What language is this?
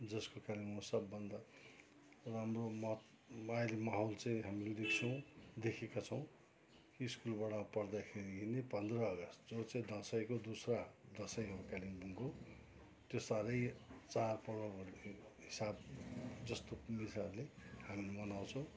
Nepali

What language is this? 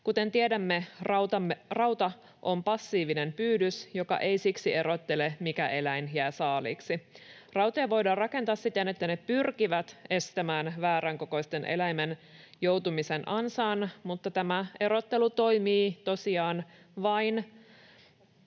Finnish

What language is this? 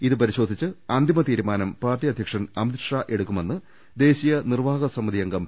Malayalam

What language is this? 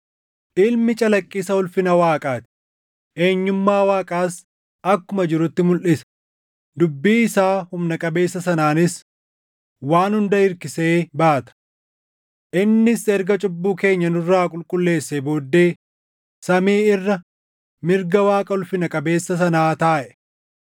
Oromo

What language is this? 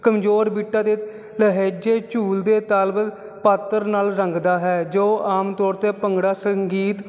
Punjabi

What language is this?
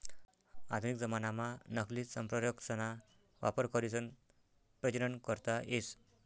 Marathi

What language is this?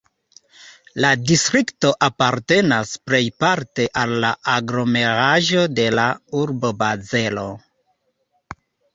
Esperanto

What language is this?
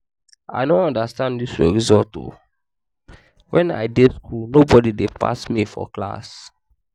Nigerian Pidgin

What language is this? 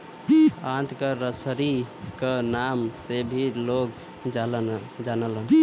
Bhojpuri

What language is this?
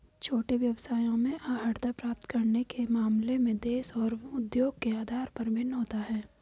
Hindi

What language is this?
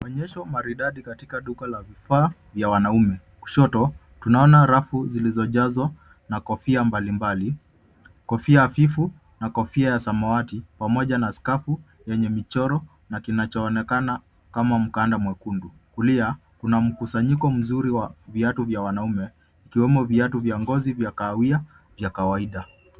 Swahili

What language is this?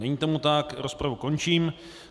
Czech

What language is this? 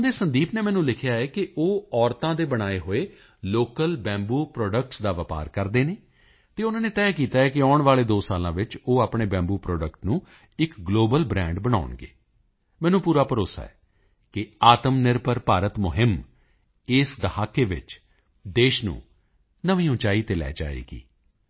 Punjabi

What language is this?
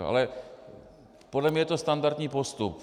Czech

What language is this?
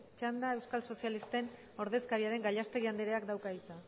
Basque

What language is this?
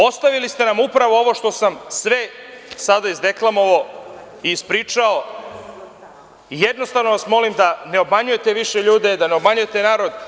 Serbian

